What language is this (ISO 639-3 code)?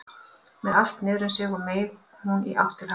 isl